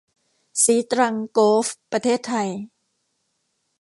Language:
Thai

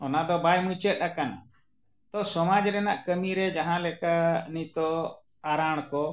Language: Santali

